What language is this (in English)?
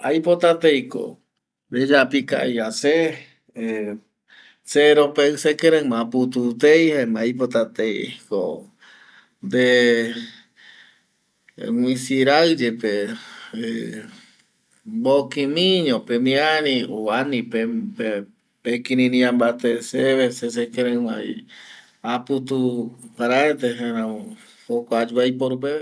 Eastern Bolivian Guaraní